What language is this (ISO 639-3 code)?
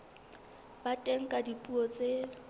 sot